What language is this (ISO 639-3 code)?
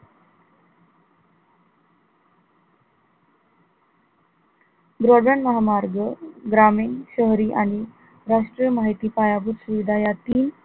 mar